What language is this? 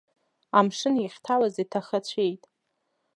Abkhazian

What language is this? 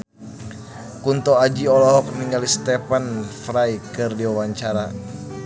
Sundanese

